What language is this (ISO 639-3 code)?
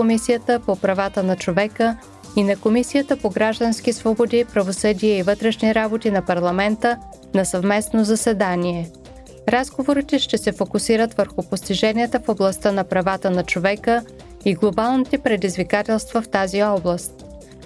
bul